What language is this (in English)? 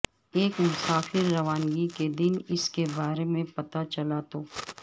Urdu